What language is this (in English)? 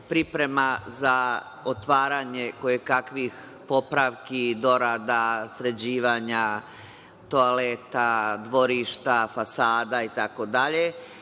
Serbian